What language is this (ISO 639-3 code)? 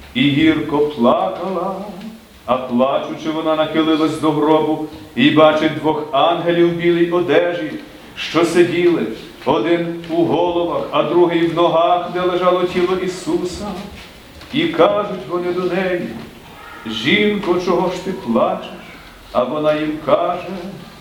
ukr